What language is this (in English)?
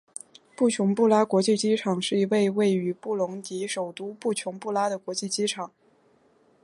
Chinese